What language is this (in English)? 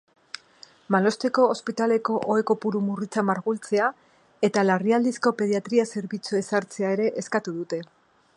Basque